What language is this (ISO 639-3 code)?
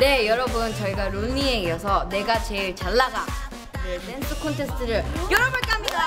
kor